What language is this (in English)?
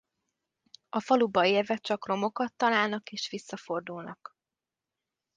Hungarian